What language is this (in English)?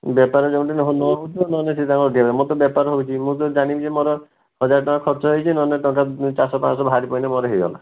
Odia